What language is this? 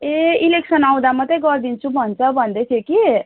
Nepali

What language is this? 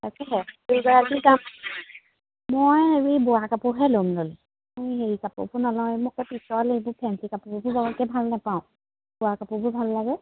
Assamese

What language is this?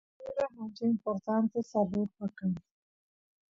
Santiago del Estero Quichua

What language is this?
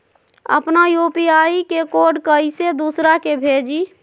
Magahi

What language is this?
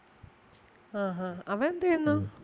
Malayalam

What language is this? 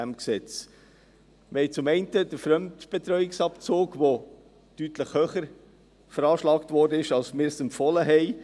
Swiss German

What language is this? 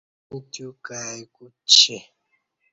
Kati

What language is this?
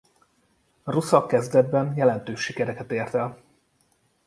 Hungarian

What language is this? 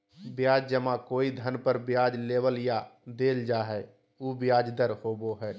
Magahi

